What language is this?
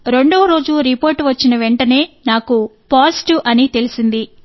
Telugu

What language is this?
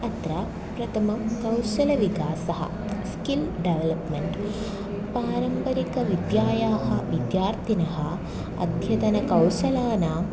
Sanskrit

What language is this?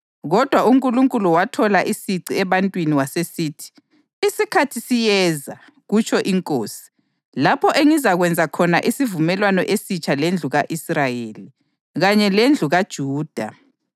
North Ndebele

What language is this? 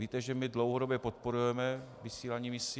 Czech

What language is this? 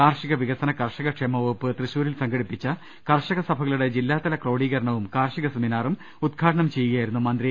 Malayalam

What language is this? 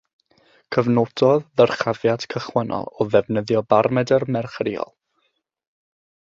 Welsh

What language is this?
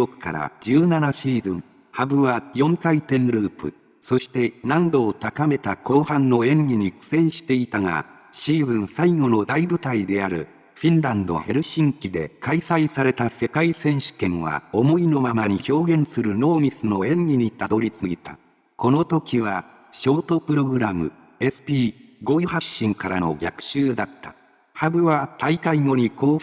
Japanese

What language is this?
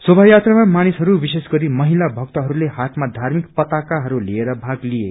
Nepali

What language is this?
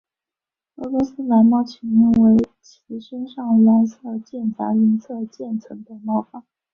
Chinese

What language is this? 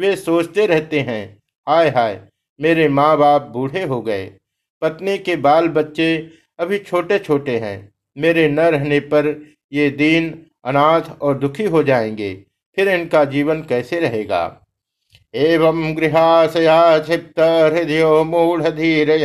Hindi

